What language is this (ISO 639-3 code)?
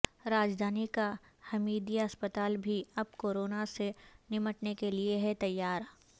urd